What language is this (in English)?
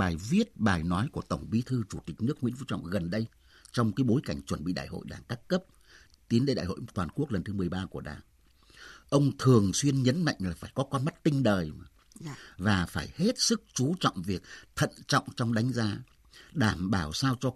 Vietnamese